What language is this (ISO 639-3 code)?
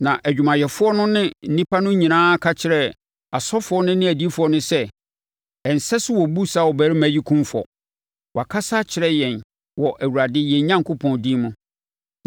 aka